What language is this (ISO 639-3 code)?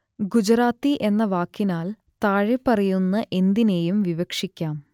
mal